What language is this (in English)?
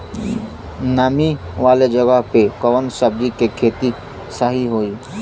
Bhojpuri